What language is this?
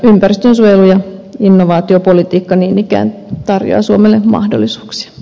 Finnish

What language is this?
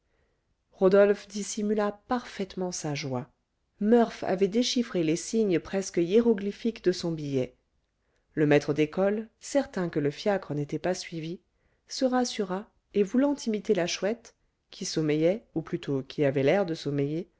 French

